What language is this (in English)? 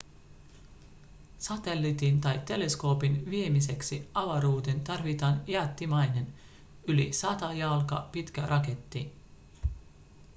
Finnish